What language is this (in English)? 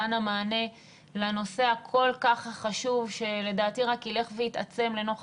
Hebrew